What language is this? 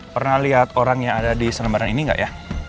Indonesian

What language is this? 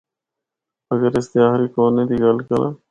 Northern Hindko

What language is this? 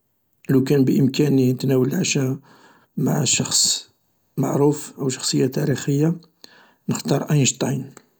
Algerian Arabic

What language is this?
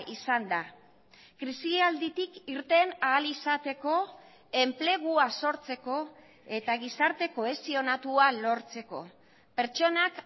Basque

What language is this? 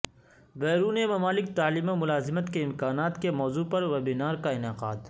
Urdu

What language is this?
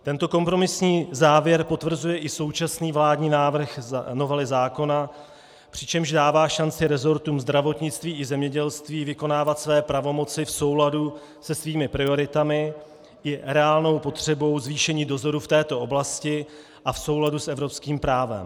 Czech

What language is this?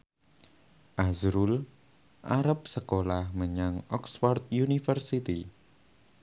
Javanese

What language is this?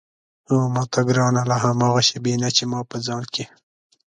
Pashto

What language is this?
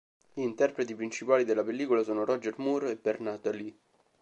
Italian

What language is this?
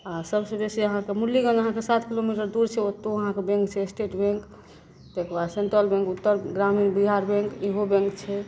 Maithili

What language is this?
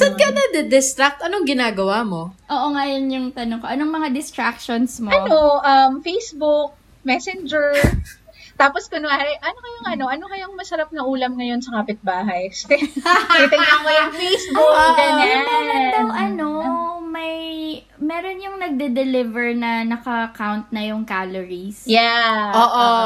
Filipino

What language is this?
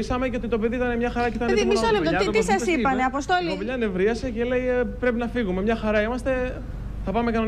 Greek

